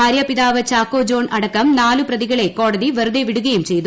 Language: Malayalam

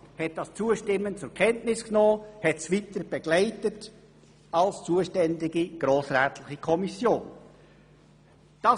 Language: Swiss German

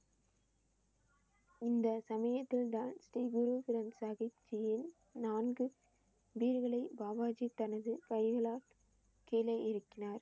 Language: Tamil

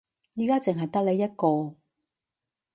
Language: Cantonese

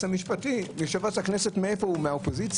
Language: Hebrew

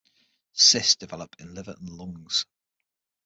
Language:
English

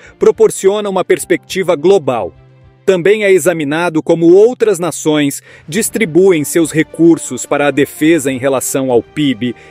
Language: Portuguese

